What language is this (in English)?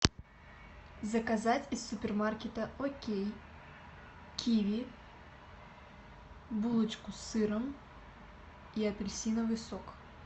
Russian